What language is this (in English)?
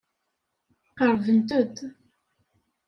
Kabyle